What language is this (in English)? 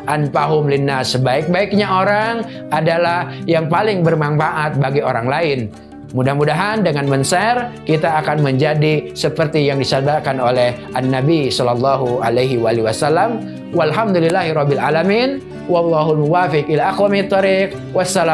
Indonesian